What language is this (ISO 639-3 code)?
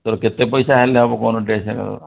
ori